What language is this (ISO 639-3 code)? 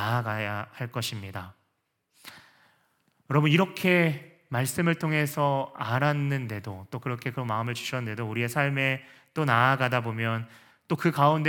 kor